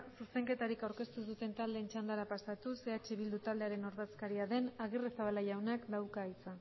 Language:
Basque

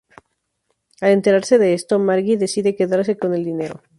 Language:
Spanish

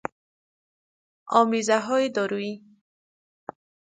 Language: Persian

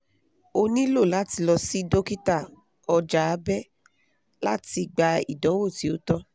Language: Yoruba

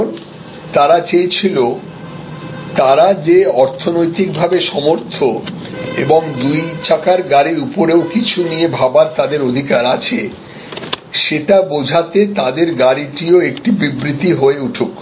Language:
Bangla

